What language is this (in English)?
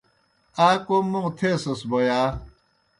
Kohistani Shina